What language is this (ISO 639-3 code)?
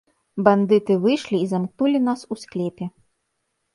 bel